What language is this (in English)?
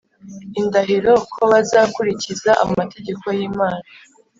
Kinyarwanda